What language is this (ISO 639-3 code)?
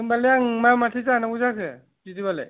brx